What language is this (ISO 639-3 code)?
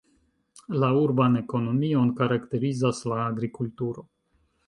epo